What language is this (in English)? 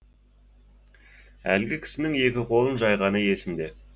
Kazakh